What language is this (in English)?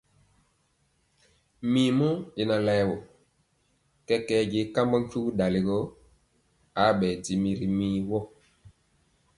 Mpiemo